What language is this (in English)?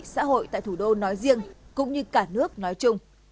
Vietnamese